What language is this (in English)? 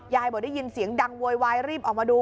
Thai